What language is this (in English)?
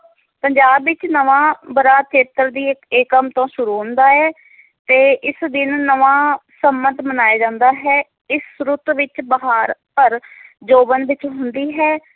Punjabi